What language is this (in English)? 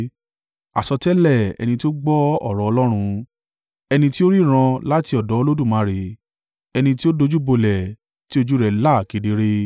Yoruba